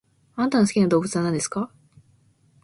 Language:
Japanese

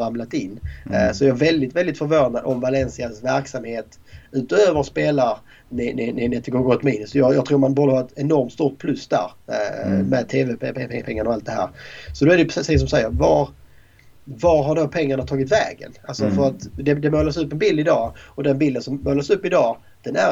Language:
Swedish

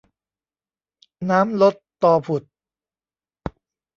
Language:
Thai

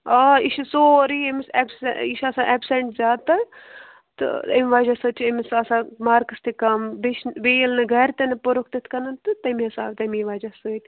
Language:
Kashmiri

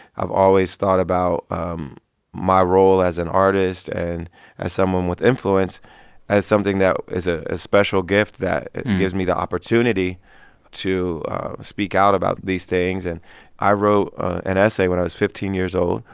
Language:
English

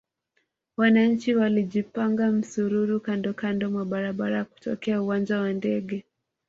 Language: Swahili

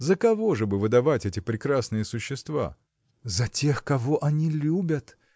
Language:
Russian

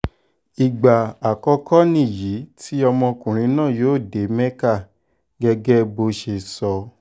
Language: Yoruba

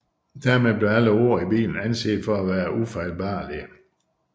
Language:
Danish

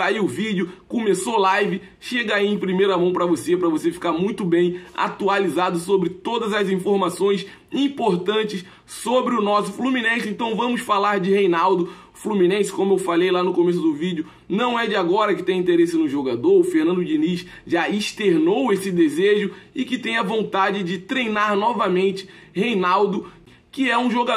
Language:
Portuguese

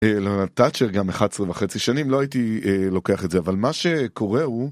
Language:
Hebrew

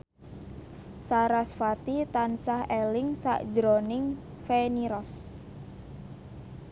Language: Javanese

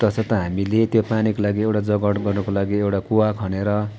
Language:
Nepali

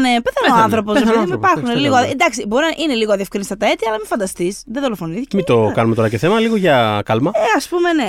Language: Greek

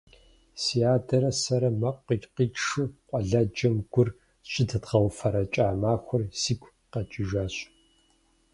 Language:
Kabardian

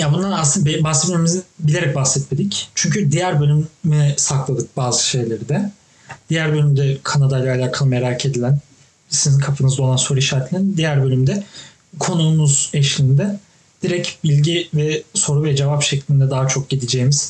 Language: Turkish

